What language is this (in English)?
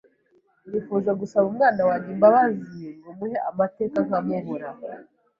Kinyarwanda